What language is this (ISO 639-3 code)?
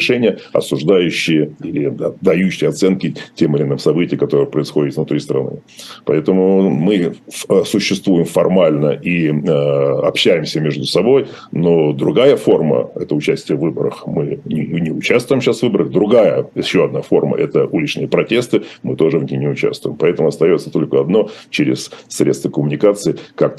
rus